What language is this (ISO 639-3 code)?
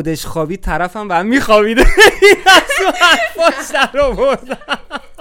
fas